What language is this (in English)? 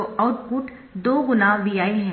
Hindi